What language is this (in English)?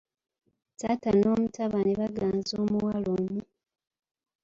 Ganda